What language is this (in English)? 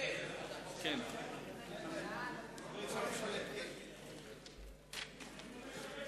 Hebrew